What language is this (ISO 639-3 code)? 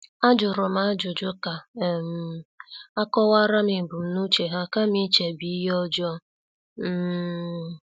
ibo